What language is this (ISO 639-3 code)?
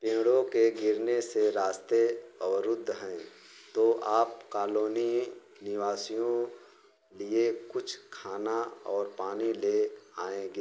hin